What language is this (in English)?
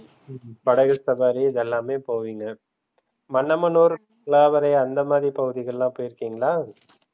Tamil